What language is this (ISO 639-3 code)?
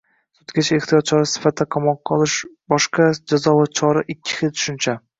uzb